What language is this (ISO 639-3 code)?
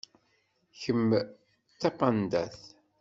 kab